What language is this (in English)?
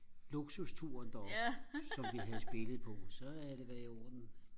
Danish